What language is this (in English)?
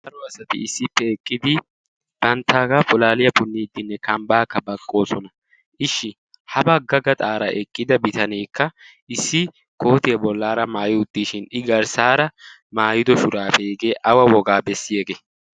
Wolaytta